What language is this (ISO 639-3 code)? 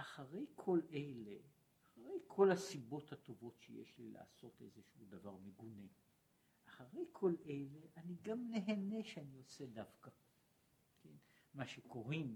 heb